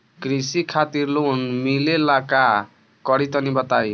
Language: Bhojpuri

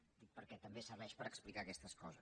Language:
Catalan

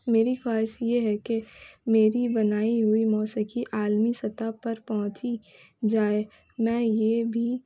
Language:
Urdu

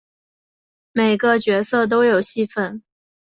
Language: Chinese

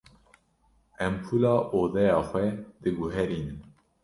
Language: Kurdish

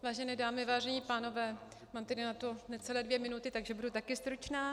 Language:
Czech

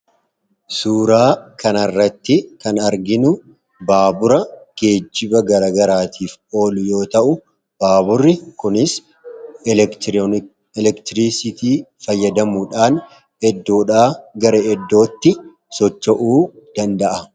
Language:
Oromo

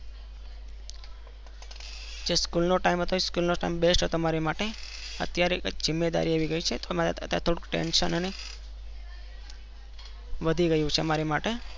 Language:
Gujarati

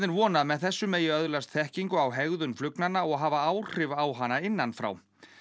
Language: Icelandic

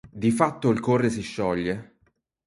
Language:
Italian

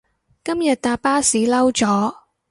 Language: Cantonese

